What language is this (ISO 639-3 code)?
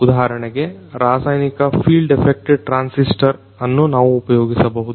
kan